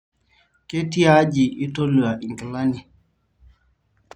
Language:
Masai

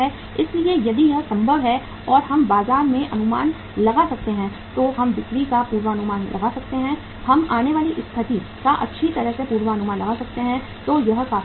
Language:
Hindi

